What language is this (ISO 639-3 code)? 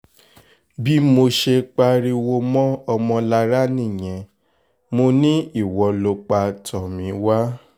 yor